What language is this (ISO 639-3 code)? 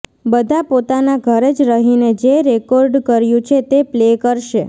guj